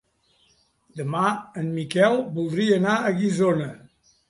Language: Catalan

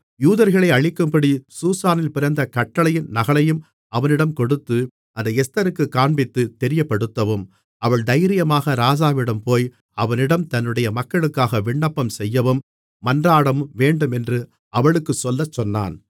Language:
Tamil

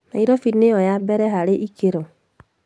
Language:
Kikuyu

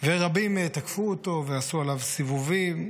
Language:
Hebrew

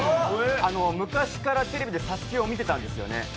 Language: Japanese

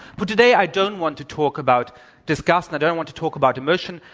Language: English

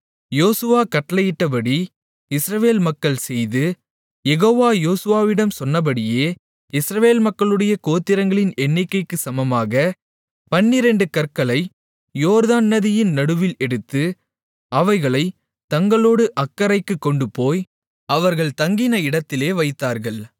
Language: Tamil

